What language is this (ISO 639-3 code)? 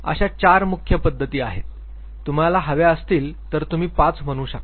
mar